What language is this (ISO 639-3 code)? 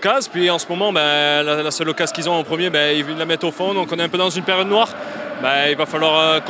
fra